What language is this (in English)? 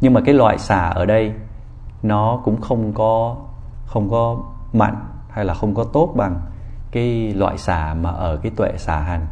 Vietnamese